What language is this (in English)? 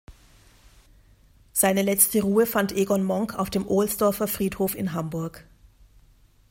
German